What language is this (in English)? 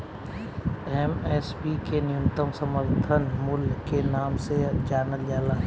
Bhojpuri